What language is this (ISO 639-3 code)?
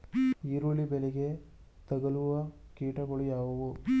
kan